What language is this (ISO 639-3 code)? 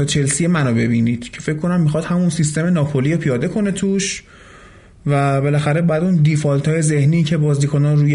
fas